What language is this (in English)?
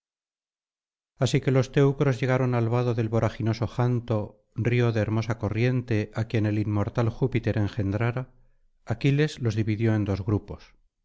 Spanish